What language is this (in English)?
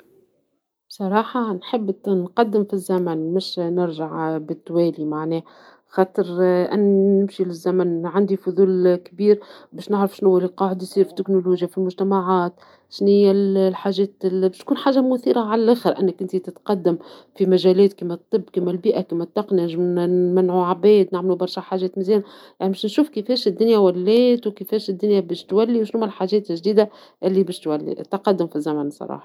Tunisian Arabic